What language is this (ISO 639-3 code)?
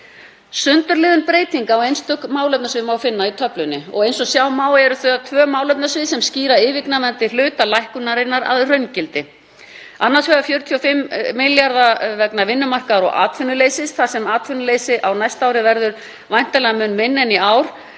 isl